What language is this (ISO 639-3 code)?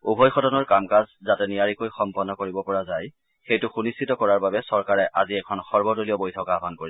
asm